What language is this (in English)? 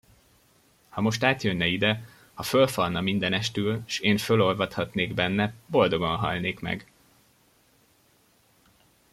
Hungarian